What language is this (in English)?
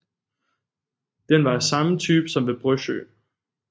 Danish